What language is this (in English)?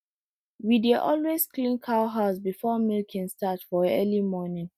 Nigerian Pidgin